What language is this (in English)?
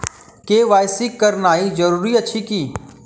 Maithili